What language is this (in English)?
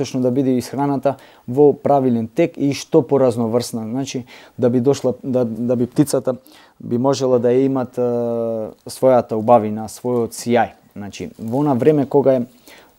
Macedonian